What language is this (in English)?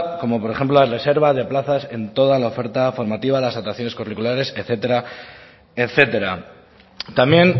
Spanish